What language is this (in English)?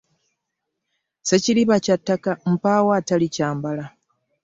Ganda